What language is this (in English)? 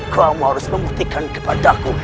Indonesian